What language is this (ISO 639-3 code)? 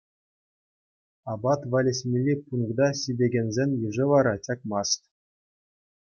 chv